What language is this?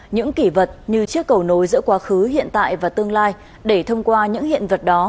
Vietnamese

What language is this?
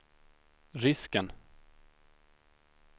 Swedish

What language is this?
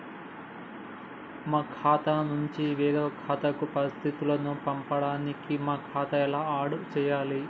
Telugu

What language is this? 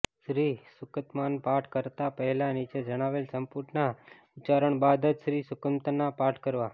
Gujarati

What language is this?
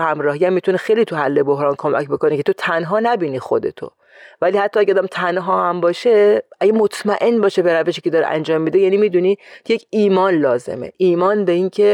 Persian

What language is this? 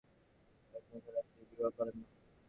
Bangla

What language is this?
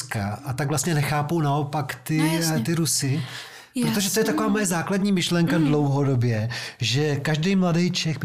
Czech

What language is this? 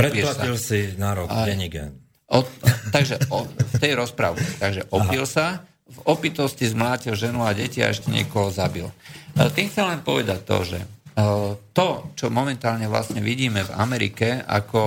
Slovak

